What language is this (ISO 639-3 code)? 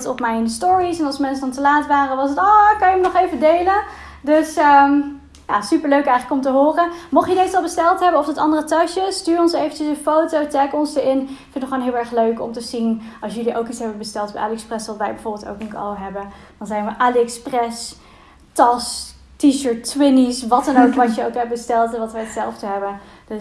nld